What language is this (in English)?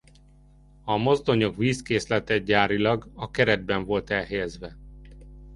Hungarian